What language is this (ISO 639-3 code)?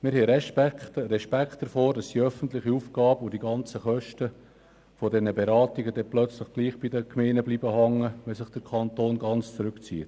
gsw